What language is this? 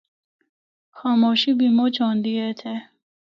Northern Hindko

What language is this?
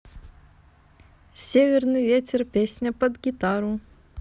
Russian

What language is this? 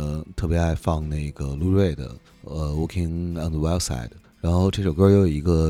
Chinese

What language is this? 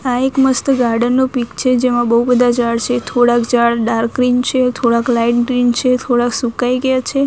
Gujarati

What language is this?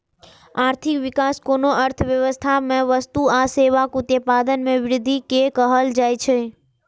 Maithili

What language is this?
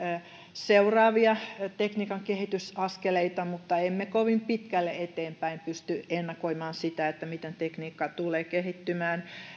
Finnish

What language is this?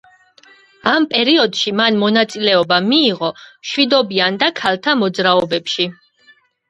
Georgian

